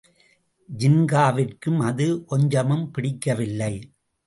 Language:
Tamil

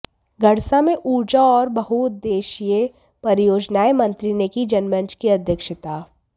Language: Hindi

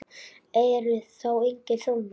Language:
Icelandic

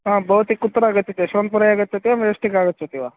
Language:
Sanskrit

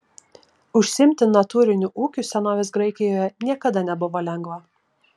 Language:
Lithuanian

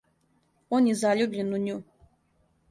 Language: Serbian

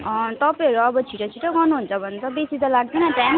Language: Nepali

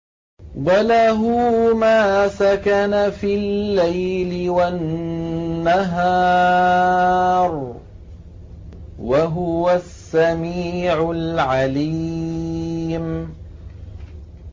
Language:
Arabic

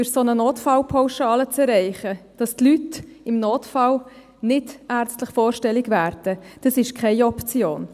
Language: Swiss German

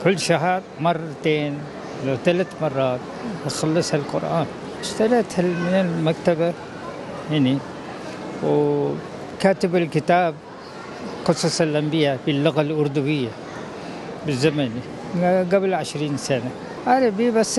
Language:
Arabic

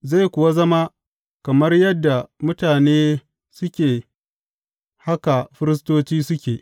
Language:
Hausa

